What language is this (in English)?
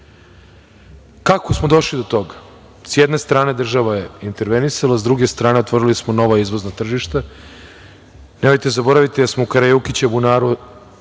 Serbian